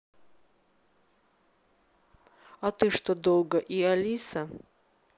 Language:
Russian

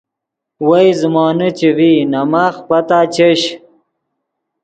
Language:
Yidgha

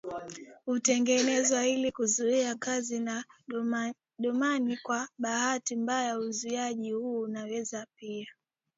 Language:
Swahili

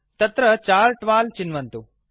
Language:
Sanskrit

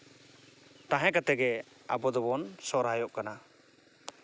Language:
Santali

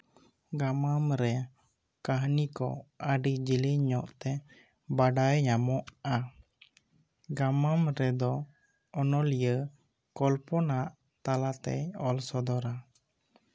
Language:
Santali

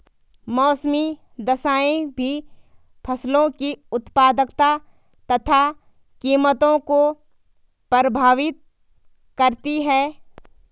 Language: Hindi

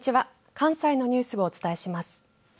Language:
Japanese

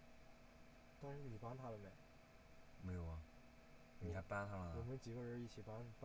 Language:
Chinese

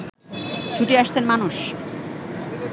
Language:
Bangla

